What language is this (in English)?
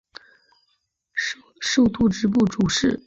Chinese